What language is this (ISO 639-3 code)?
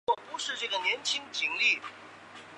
zho